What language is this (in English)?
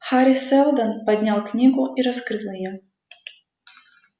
Russian